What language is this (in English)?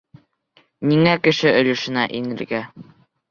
Bashkir